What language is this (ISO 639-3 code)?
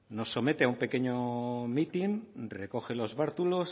spa